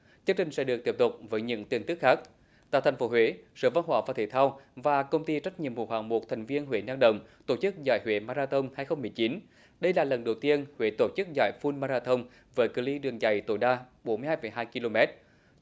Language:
Vietnamese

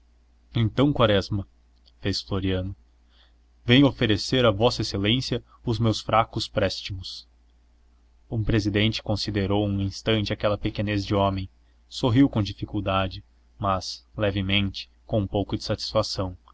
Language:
Portuguese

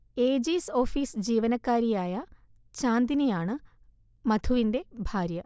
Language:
Malayalam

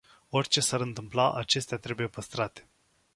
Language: Romanian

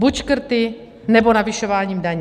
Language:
Czech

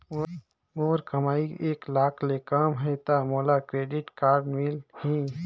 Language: Chhattisgarhi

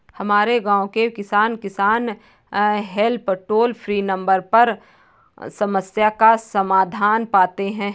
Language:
Hindi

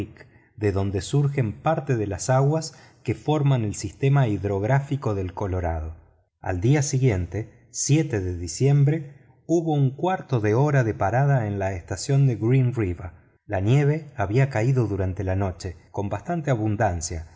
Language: Spanish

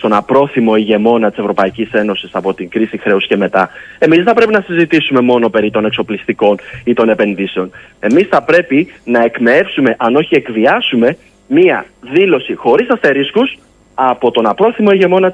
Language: Greek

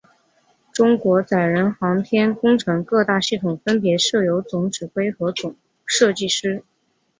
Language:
Chinese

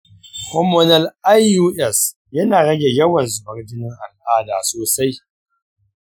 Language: Hausa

